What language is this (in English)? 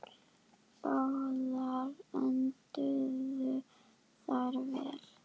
Icelandic